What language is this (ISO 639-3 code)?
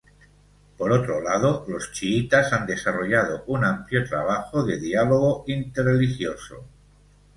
spa